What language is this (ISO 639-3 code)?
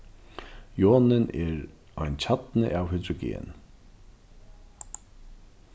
fao